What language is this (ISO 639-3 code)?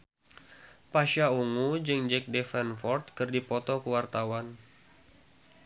sun